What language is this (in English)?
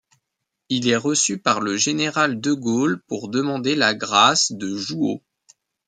French